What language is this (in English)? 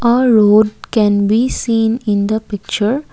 English